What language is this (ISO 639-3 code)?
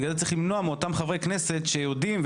heb